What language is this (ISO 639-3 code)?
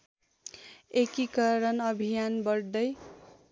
nep